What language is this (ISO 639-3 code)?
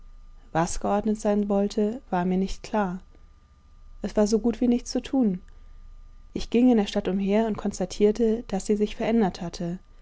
deu